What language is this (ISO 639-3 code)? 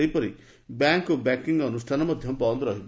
ori